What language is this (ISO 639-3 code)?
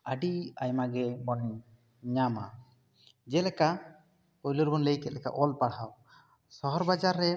sat